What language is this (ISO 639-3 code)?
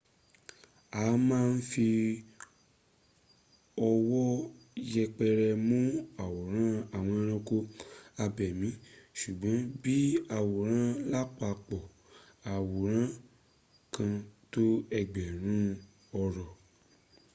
yor